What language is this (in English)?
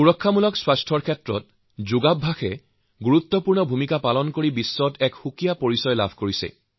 Assamese